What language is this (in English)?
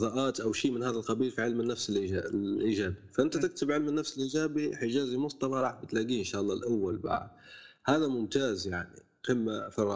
Arabic